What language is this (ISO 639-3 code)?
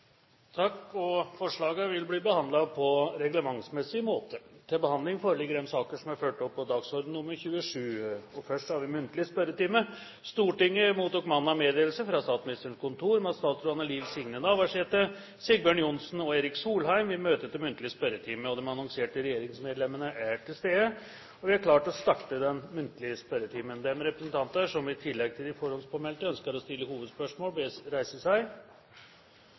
nor